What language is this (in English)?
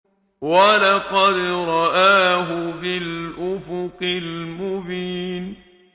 Arabic